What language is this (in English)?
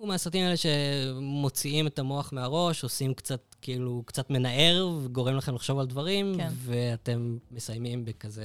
Hebrew